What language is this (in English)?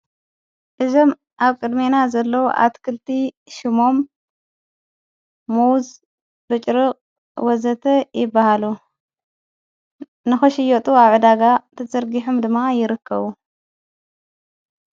Tigrinya